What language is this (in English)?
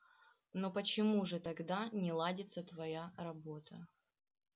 Russian